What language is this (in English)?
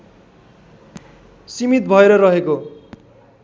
Nepali